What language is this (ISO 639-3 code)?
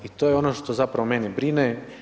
hrv